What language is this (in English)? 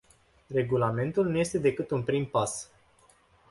Romanian